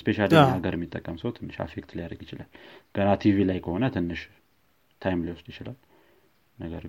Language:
Amharic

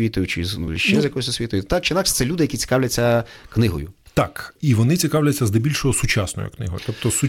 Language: Ukrainian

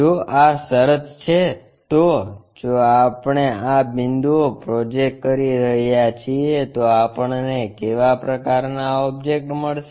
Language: Gujarati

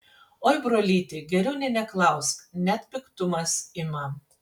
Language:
Lithuanian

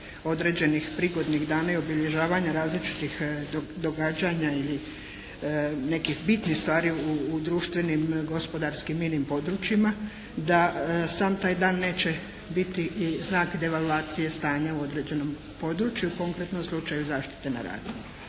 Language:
Croatian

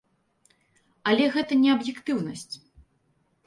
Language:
Belarusian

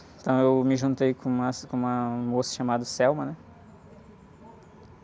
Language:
Portuguese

